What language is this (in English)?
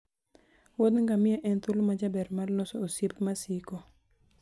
Luo (Kenya and Tanzania)